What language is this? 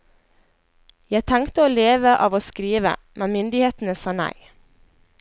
Norwegian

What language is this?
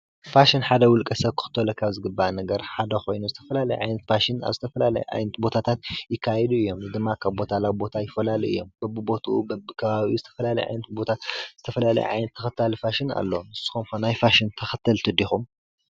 Tigrinya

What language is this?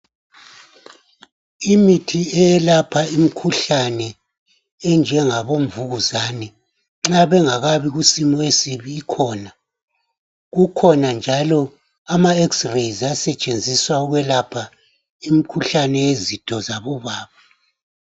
North Ndebele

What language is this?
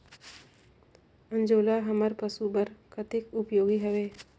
Chhattisgarhi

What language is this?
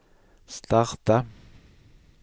Swedish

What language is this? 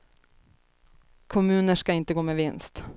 Swedish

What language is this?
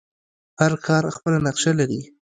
Pashto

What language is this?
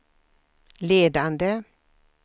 Swedish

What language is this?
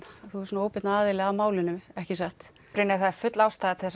Icelandic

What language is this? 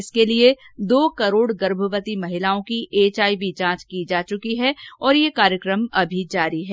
Hindi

